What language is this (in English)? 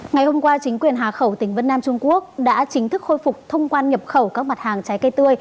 Vietnamese